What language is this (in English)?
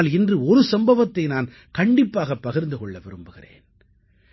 Tamil